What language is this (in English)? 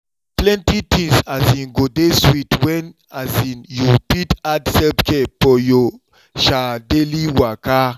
Nigerian Pidgin